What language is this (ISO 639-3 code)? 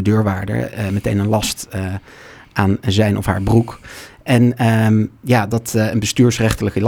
nld